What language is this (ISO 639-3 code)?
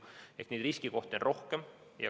est